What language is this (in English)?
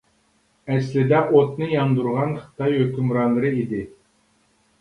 Uyghur